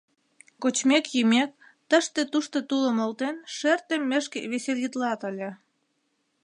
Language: Mari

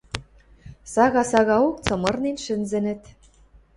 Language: Western Mari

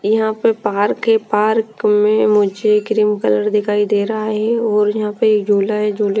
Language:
Hindi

